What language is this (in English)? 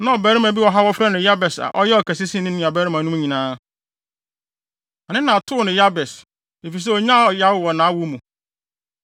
Akan